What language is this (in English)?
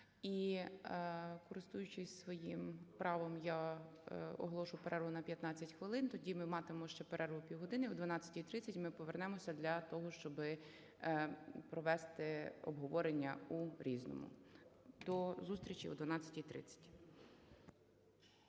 Ukrainian